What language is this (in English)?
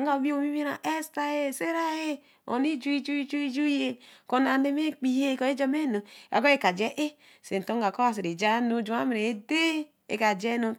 Eleme